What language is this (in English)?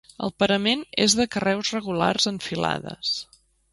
Catalan